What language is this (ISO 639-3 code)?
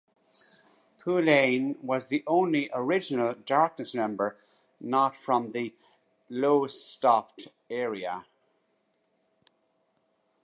eng